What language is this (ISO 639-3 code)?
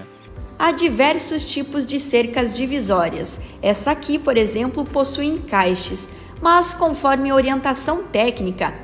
por